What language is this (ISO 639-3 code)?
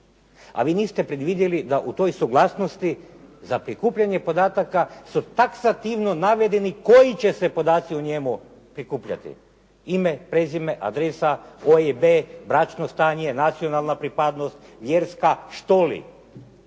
hrv